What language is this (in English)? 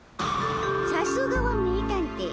Japanese